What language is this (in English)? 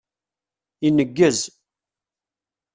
Kabyle